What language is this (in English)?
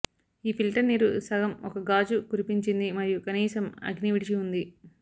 Telugu